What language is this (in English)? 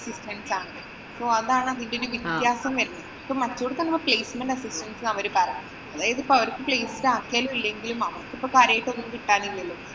Malayalam